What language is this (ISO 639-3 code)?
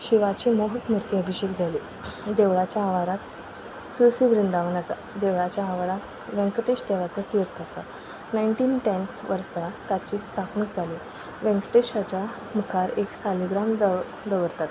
kok